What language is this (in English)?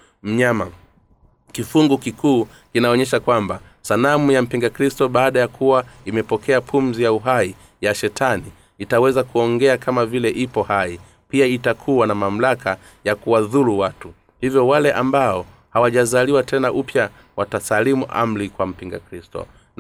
Swahili